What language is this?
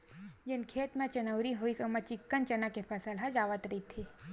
Chhattisgarhi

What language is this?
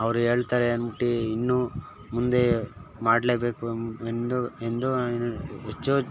Kannada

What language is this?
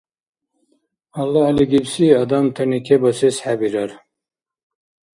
Dargwa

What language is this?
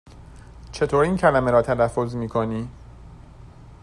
Persian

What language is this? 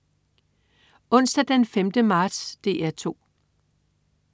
Danish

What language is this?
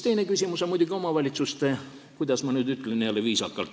Estonian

